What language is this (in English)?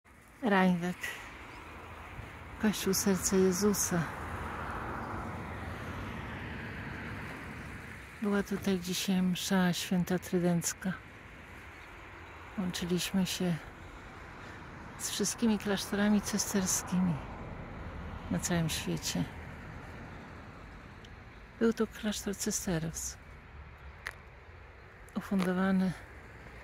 Polish